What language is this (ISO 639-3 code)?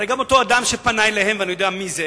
heb